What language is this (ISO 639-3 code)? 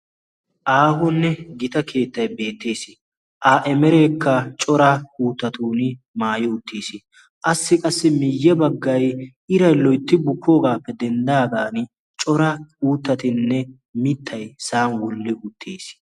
wal